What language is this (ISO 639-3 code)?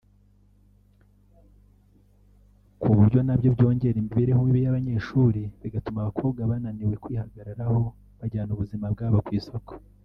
kin